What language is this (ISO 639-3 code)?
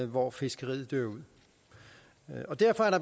dan